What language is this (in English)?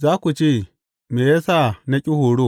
Hausa